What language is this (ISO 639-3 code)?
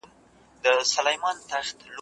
pus